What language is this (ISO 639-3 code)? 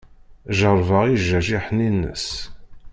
kab